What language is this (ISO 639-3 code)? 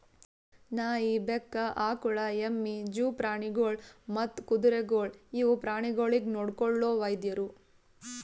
kan